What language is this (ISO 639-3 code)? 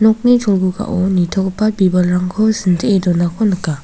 grt